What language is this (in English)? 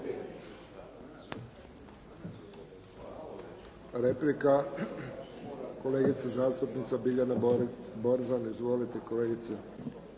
Croatian